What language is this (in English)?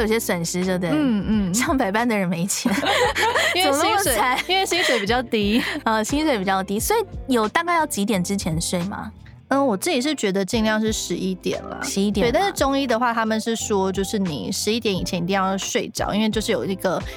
Chinese